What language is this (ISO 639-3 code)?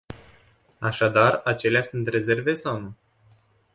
ron